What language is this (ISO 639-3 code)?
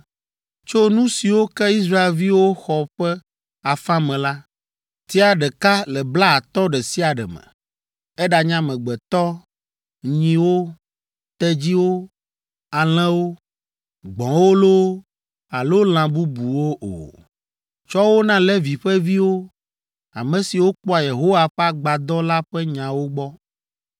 ewe